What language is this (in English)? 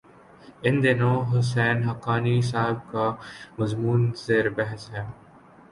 Urdu